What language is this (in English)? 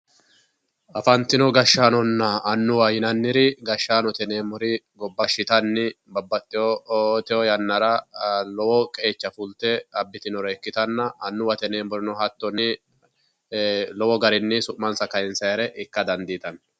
Sidamo